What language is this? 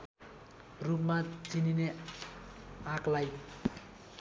Nepali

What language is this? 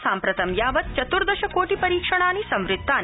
Sanskrit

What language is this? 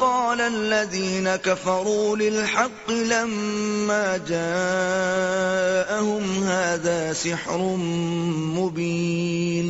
Urdu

